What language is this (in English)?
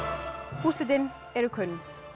Icelandic